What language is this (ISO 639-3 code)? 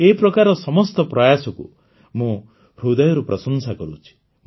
ori